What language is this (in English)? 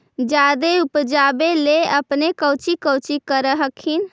Magahi